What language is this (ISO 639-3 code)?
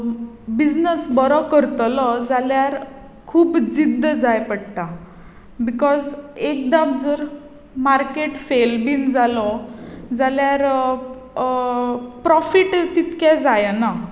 kok